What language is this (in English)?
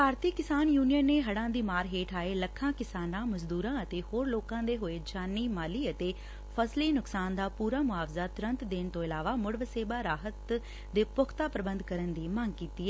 Punjabi